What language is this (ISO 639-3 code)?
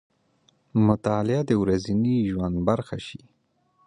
pus